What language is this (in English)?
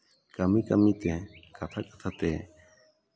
Santali